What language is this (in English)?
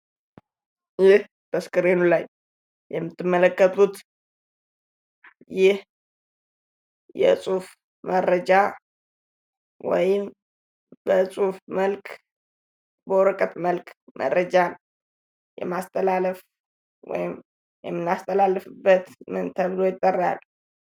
Amharic